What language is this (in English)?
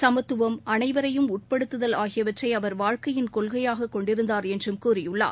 Tamil